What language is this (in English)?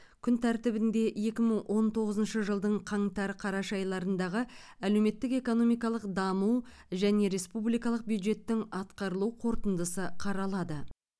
Kazakh